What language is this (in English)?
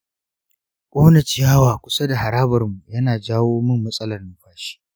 Hausa